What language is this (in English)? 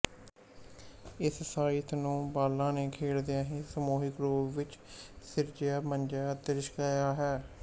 Punjabi